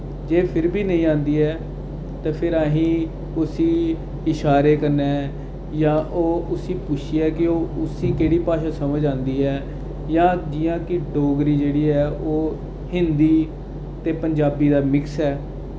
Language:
Dogri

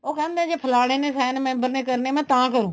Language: Punjabi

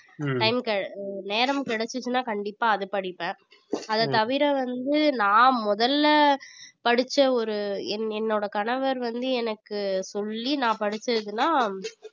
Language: Tamil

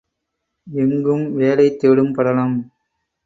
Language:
Tamil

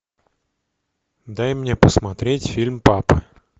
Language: Russian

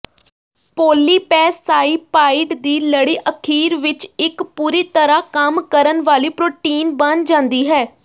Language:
Punjabi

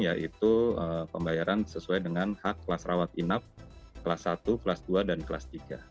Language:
Indonesian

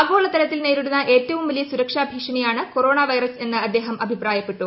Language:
Malayalam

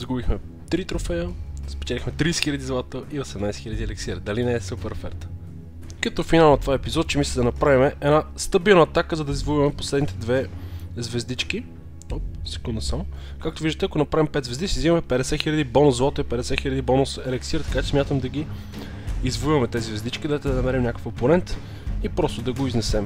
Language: Bulgarian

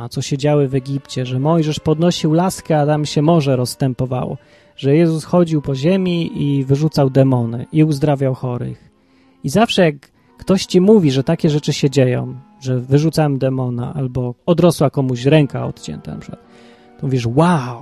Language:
Polish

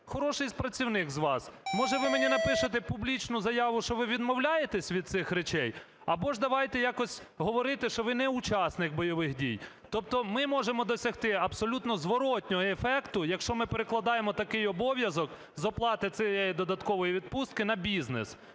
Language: Ukrainian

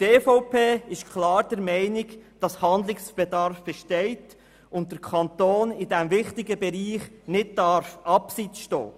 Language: Swiss German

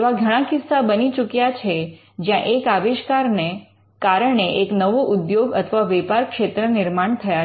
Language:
Gujarati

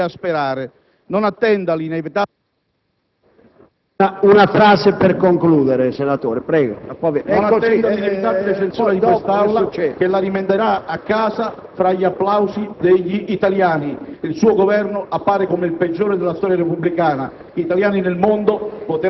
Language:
Italian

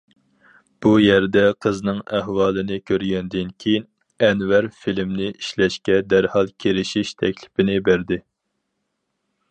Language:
Uyghur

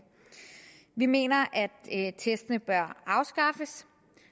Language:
Danish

